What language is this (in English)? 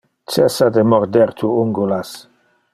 Interlingua